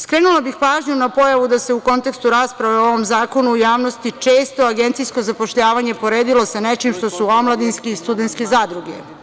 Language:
Serbian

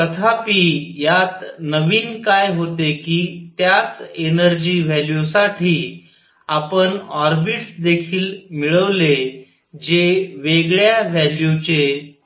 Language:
Marathi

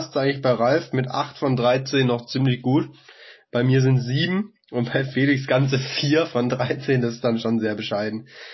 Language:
German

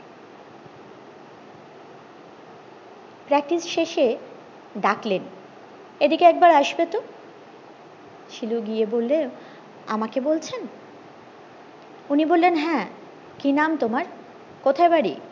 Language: Bangla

